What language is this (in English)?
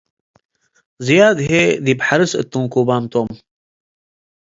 Tigre